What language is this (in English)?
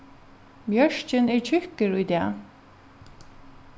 Faroese